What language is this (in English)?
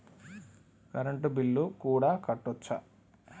Telugu